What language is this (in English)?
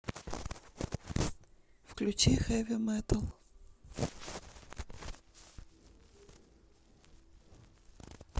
Russian